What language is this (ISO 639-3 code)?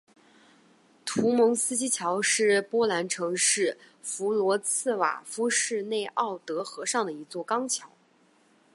zho